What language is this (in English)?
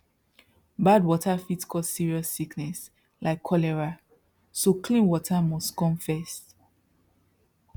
Nigerian Pidgin